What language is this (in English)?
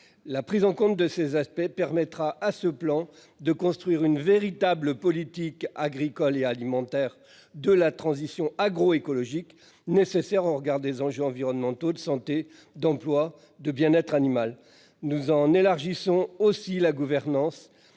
French